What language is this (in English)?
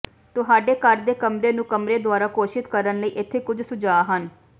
Punjabi